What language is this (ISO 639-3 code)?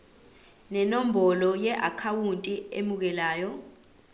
zul